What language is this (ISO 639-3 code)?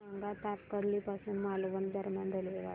mar